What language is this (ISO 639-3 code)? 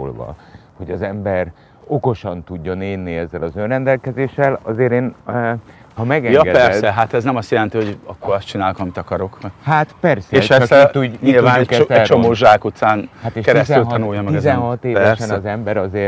hun